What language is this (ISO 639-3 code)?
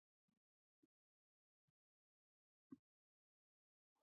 pus